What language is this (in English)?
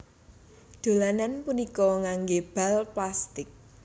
Javanese